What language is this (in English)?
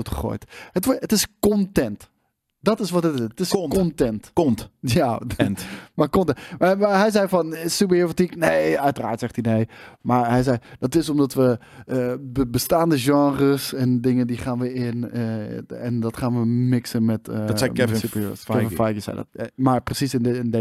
Dutch